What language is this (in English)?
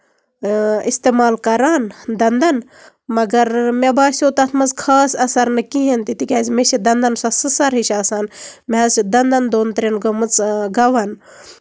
Kashmiri